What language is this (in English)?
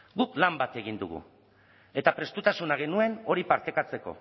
Basque